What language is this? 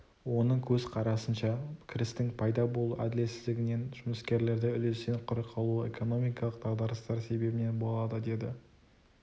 Kazakh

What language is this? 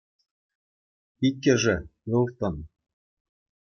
Chuvash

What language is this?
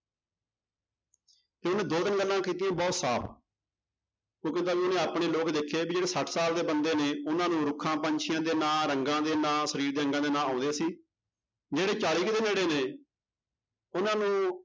Punjabi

